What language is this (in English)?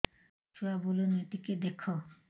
Odia